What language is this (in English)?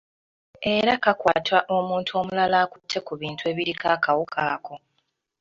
Ganda